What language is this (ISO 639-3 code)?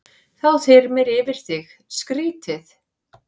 isl